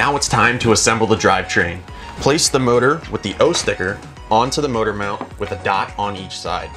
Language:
English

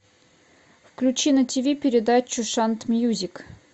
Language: Russian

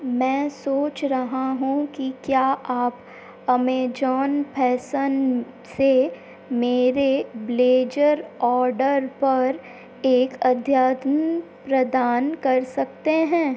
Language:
Hindi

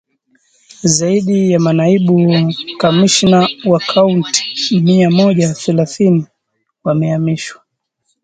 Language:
Swahili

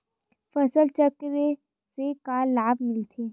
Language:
Chhattisgarhi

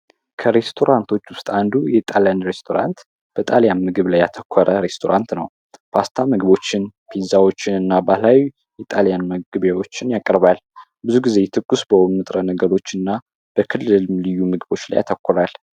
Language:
Amharic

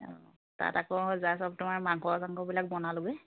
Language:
Assamese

